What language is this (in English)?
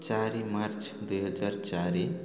Odia